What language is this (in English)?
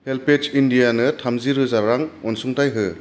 Bodo